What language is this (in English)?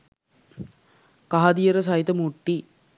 Sinhala